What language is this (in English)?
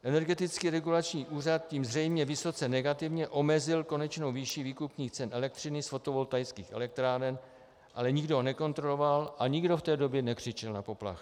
Czech